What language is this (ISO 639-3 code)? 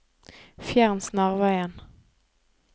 nor